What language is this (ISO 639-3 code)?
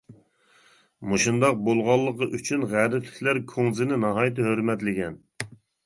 uig